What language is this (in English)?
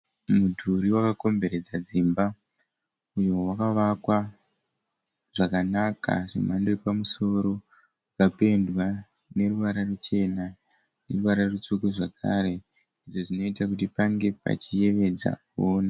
Shona